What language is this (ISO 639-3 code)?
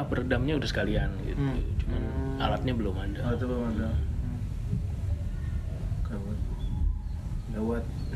ind